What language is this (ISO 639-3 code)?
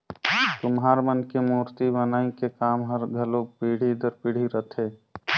hne